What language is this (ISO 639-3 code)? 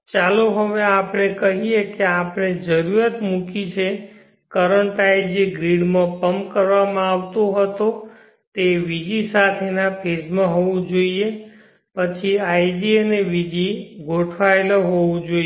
guj